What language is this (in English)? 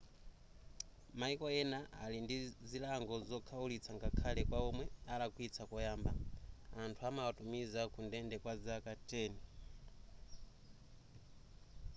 Nyanja